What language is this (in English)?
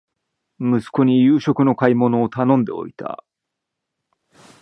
Japanese